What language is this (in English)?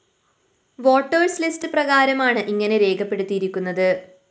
Malayalam